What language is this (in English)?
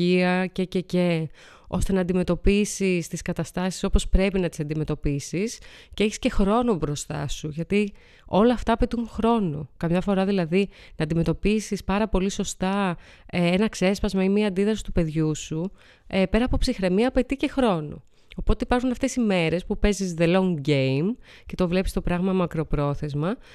Greek